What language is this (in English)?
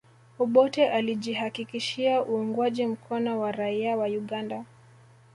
Swahili